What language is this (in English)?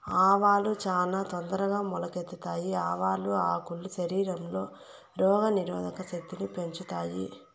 Telugu